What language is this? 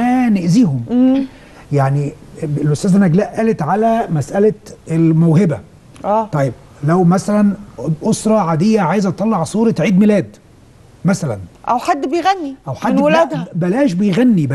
Arabic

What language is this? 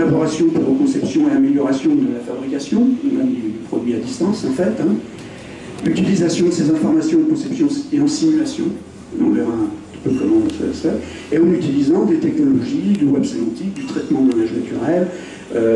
French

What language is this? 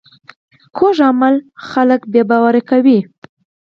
Pashto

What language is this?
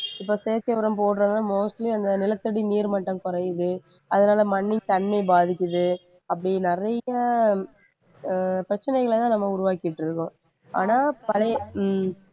Tamil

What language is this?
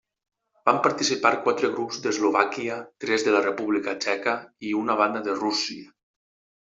Catalan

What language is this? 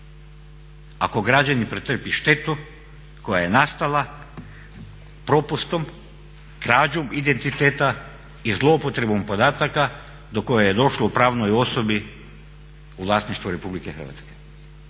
Croatian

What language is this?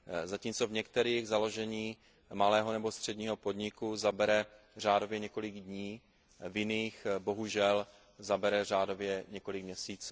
Czech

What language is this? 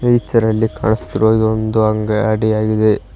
Kannada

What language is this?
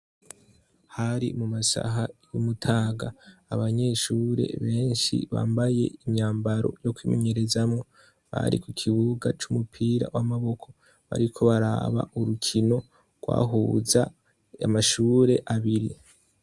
Rundi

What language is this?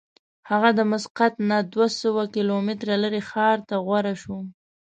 Pashto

